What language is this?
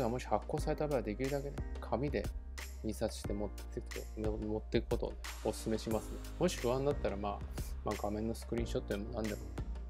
Japanese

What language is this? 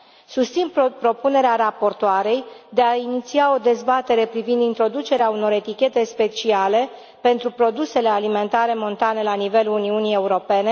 Romanian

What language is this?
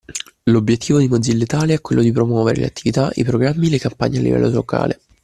Italian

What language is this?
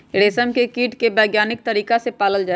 Magahi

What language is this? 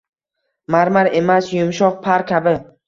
Uzbek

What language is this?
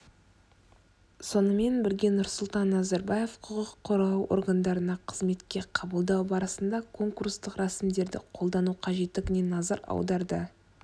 Kazakh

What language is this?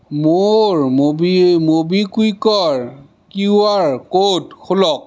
Assamese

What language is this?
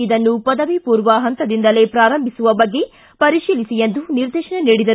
Kannada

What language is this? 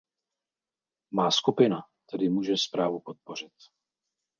Czech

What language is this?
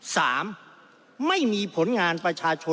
Thai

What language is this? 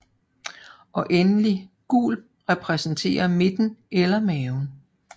Danish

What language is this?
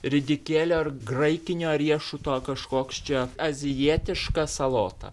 Lithuanian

